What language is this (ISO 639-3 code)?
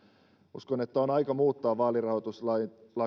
fin